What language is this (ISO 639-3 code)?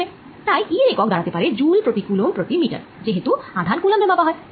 ben